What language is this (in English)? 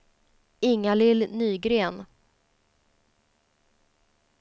Swedish